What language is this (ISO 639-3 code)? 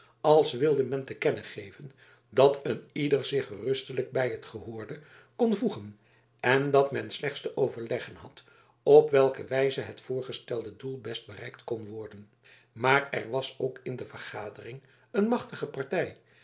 nld